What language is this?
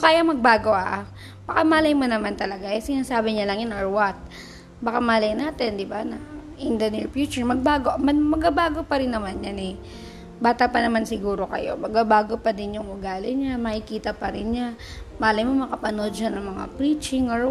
Filipino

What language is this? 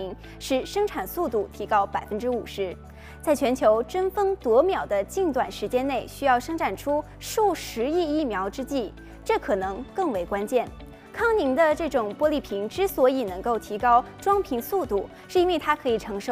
Chinese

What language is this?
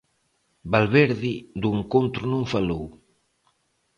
Galician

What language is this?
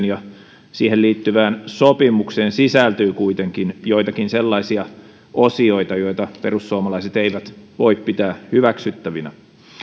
Finnish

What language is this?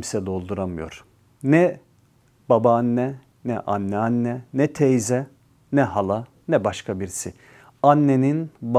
Turkish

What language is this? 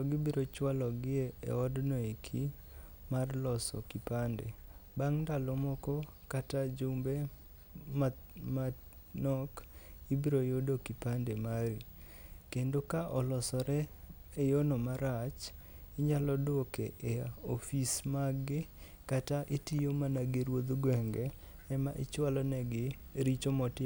Luo (Kenya and Tanzania)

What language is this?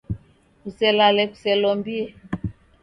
Taita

